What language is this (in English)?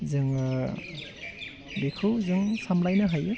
Bodo